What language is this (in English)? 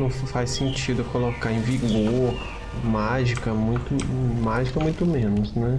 Portuguese